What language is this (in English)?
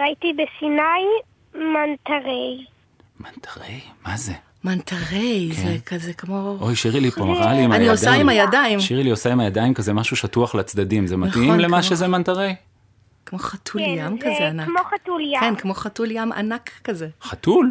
Hebrew